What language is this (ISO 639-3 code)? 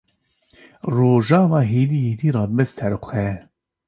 kur